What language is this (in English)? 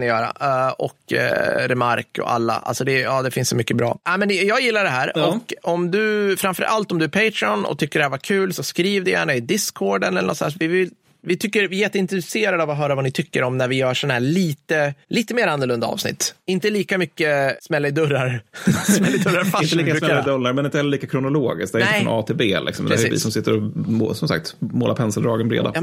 Swedish